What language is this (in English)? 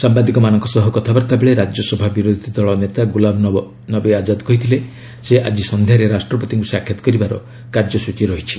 Odia